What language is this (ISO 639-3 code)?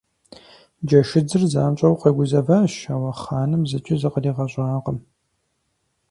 kbd